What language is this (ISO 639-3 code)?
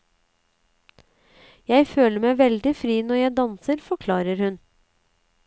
nor